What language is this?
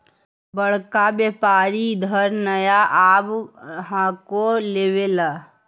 Magahi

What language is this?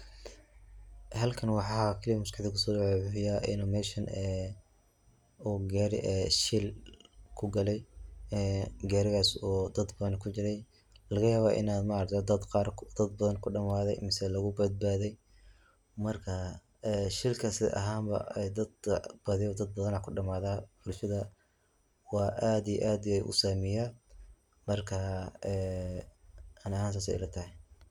Somali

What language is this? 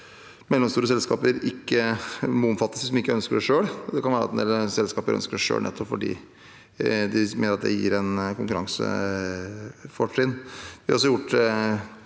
Norwegian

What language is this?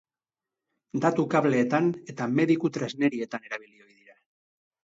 Basque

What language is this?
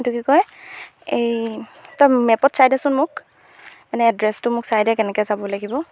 Assamese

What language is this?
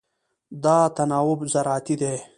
Pashto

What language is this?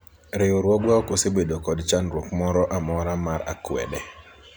Luo (Kenya and Tanzania)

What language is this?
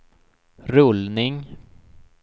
Swedish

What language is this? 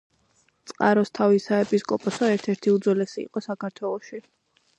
Georgian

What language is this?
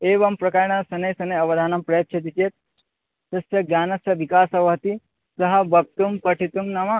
Sanskrit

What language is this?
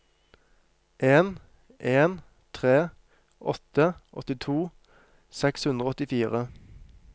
Norwegian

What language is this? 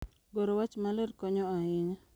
Luo (Kenya and Tanzania)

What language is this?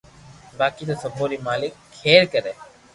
Loarki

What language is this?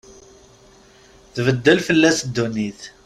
Kabyle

